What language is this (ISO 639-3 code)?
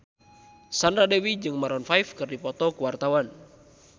sun